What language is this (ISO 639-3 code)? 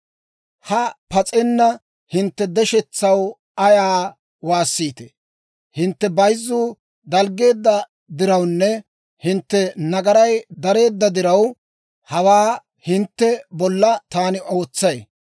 dwr